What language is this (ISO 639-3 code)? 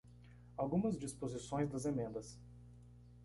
por